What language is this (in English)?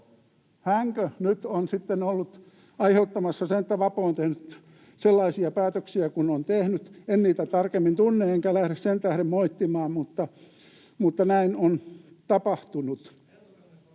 Finnish